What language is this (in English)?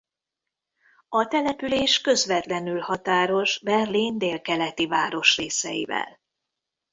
Hungarian